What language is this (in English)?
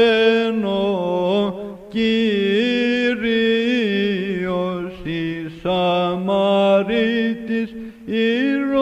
Greek